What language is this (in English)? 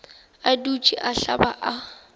Northern Sotho